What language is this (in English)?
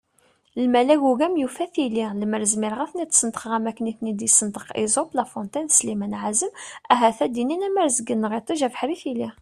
Kabyle